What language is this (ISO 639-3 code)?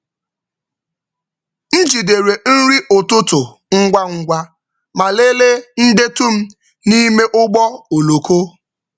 ibo